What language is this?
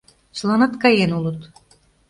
Mari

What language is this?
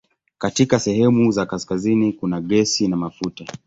Swahili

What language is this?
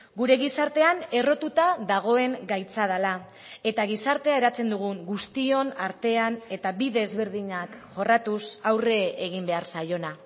Basque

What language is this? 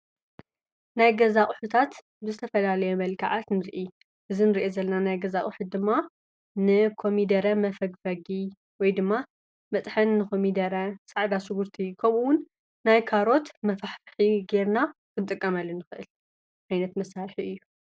Tigrinya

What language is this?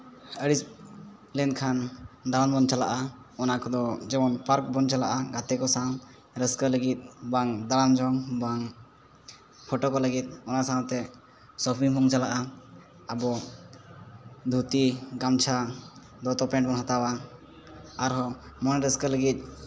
Santali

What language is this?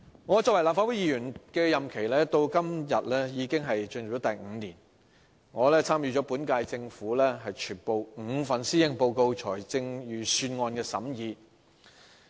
Cantonese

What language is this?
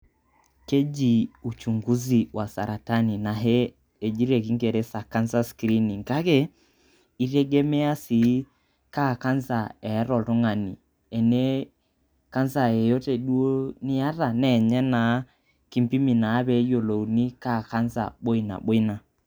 Masai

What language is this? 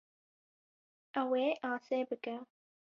Kurdish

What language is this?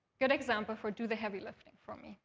English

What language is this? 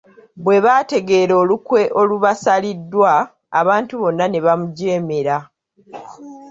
Ganda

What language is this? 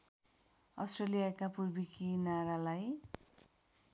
Nepali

